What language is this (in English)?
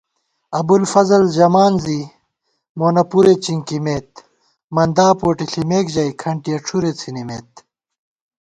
Gawar-Bati